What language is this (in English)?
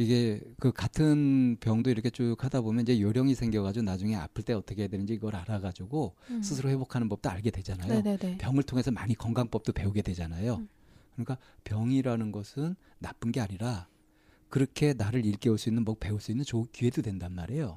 Korean